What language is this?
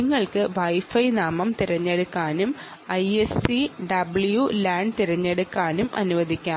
Malayalam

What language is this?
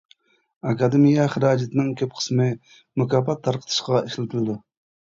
Uyghur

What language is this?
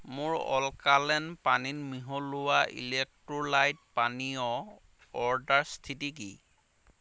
Assamese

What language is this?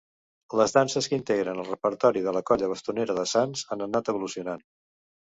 Catalan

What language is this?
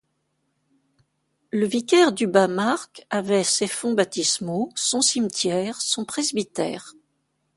French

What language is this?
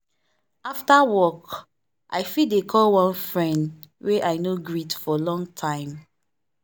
Nigerian Pidgin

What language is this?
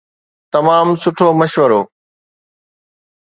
Sindhi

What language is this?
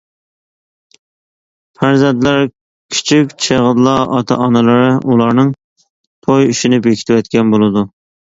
Uyghur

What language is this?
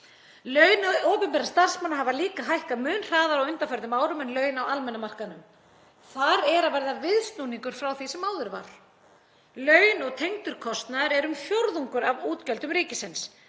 Icelandic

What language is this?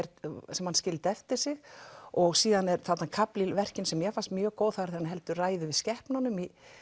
Icelandic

